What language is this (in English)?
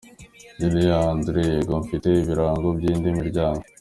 Kinyarwanda